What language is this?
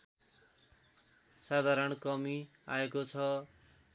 Nepali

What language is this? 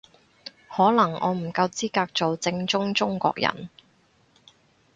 Cantonese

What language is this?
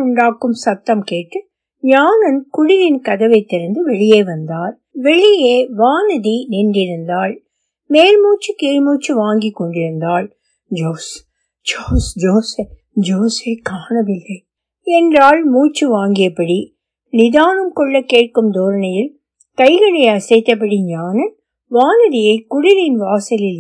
Tamil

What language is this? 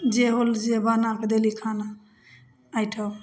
Maithili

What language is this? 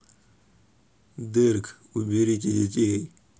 Russian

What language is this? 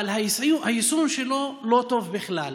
Hebrew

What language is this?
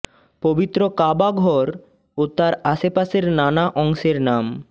Bangla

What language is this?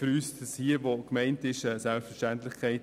Swiss German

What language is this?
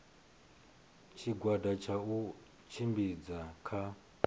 Venda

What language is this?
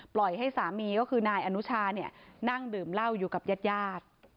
Thai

